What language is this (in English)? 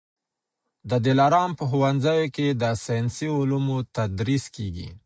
Pashto